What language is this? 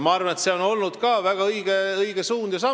Estonian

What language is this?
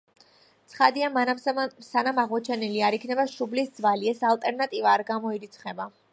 Georgian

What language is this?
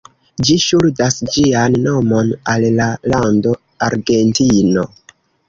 Esperanto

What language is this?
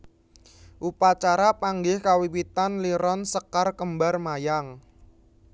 Javanese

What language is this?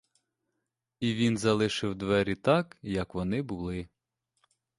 Ukrainian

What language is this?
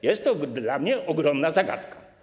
Polish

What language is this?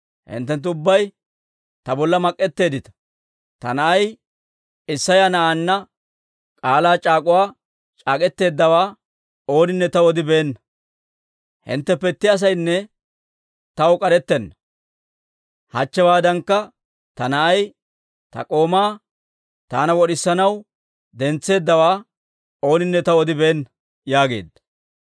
Dawro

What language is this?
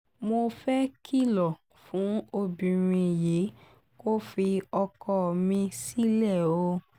Yoruba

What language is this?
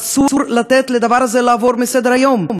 Hebrew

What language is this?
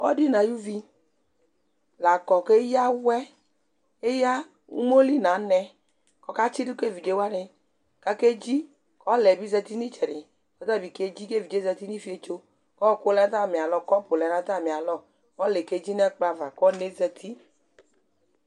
Ikposo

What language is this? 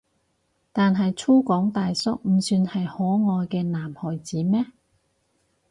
Cantonese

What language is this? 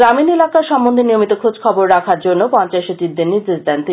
Bangla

